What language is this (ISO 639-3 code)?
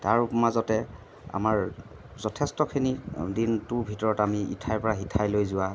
asm